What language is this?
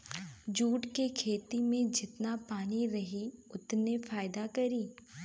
Bhojpuri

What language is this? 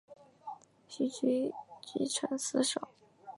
Chinese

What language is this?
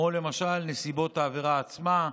Hebrew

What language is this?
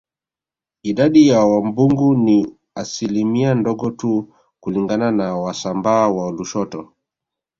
Swahili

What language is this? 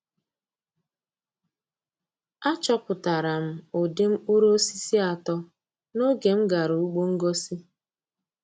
Igbo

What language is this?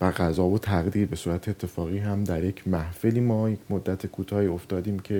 Persian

